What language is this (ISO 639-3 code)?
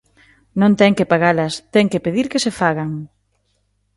glg